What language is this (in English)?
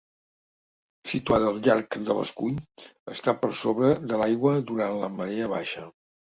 Catalan